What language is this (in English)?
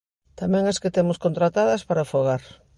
Galician